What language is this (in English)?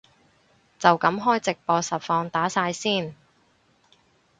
Cantonese